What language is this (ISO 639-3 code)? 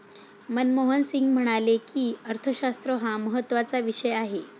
mar